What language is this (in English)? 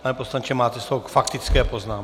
Czech